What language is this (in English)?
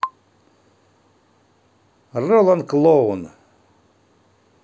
Russian